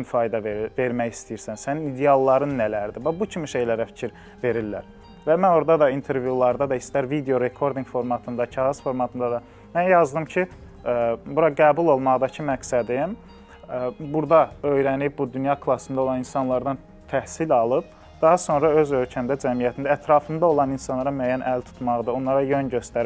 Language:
Turkish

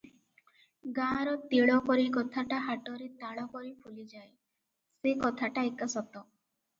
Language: Odia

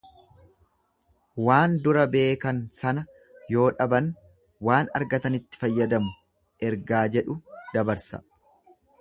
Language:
Oromo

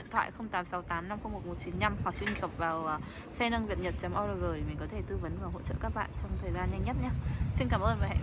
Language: Vietnamese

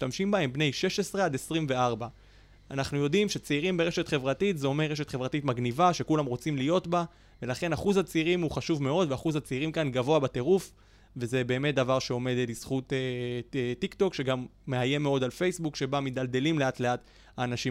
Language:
Hebrew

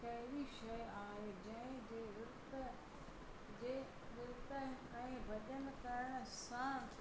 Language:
Sindhi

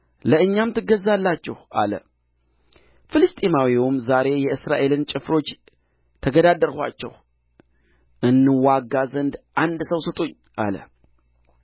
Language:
Amharic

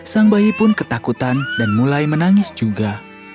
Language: Indonesian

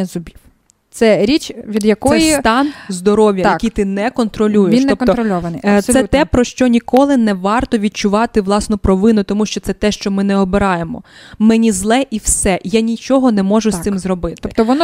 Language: Ukrainian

